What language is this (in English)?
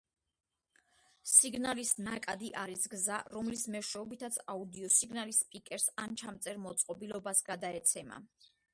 Georgian